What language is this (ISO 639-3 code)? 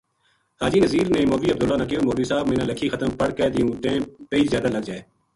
gju